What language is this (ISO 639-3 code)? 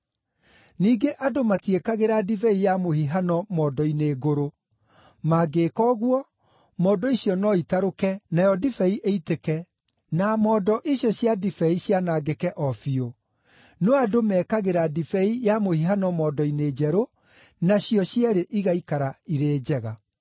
kik